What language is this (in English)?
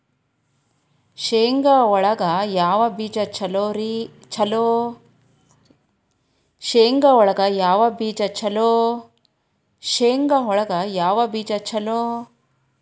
Kannada